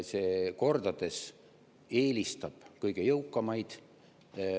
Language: Estonian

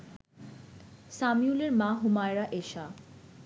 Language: Bangla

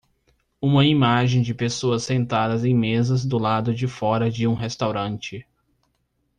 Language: Portuguese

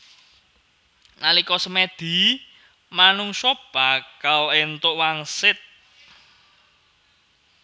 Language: Javanese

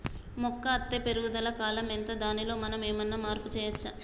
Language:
Telugu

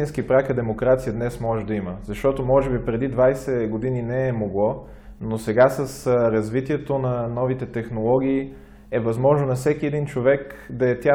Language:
Bulgarian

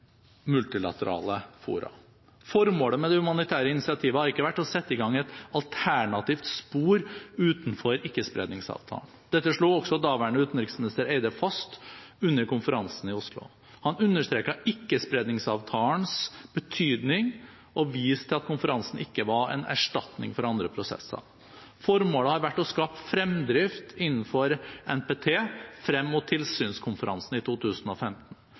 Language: Norwegian Bokmål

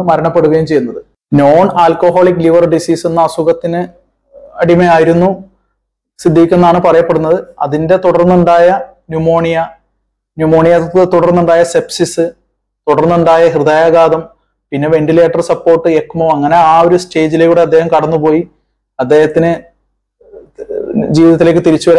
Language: Romanian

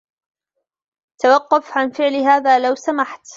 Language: Arabic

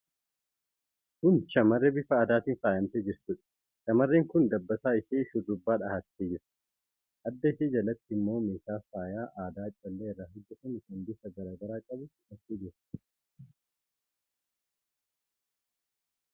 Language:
Oromo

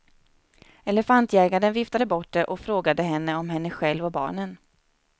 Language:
Swedish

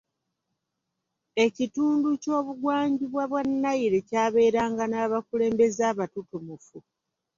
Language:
Ganda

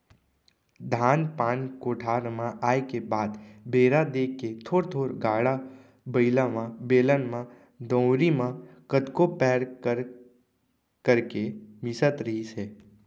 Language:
Chhattisgarhi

